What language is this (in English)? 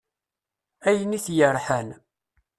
Kabyle